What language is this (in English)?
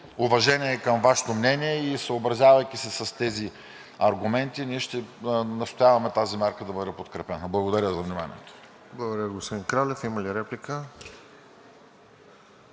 Bulgarian